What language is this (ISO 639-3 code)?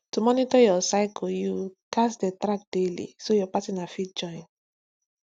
pcm